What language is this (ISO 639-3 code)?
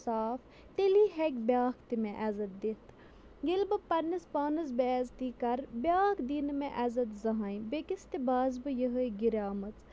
kas